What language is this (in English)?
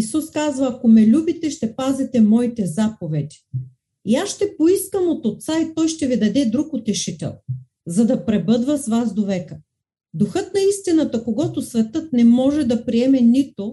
Bulgarian